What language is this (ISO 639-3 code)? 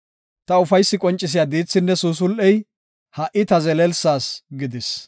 gof